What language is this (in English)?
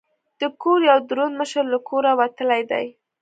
Pashto